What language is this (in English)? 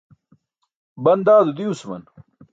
Burushaski